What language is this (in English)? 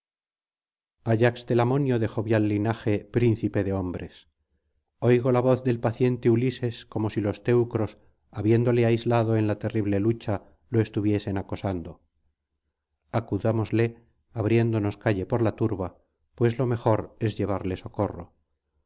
Spanish